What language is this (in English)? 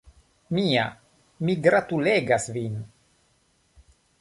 Esperanto